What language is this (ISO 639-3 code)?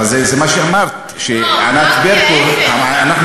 heb